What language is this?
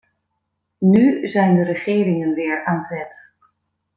Dutch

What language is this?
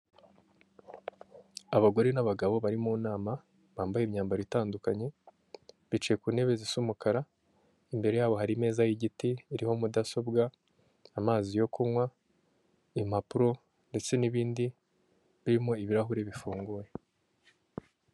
Kinyarwanda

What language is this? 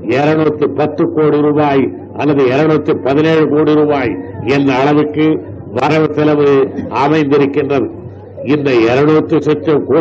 Tamil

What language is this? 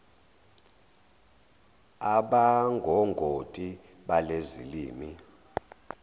Zulu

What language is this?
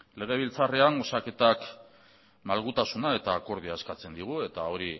Basque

